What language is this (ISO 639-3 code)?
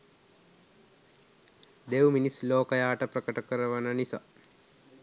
sin